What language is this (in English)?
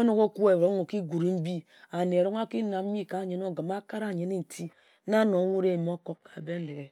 Ejagham